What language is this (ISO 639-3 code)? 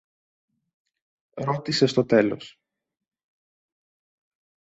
ell